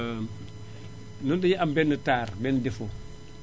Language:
Wolof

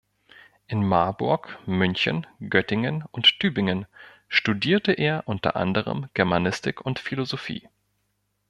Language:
German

